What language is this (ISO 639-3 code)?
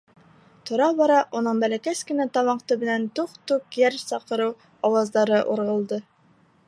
bak